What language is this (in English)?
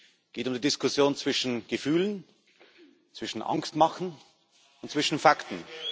German